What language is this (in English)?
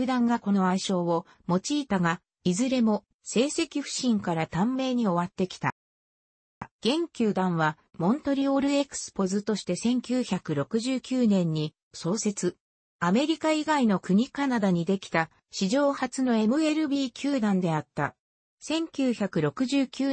Japanese